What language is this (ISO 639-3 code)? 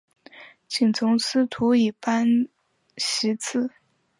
zho